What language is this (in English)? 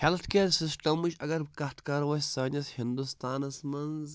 Kashmiri